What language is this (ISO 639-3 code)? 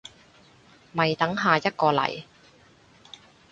yue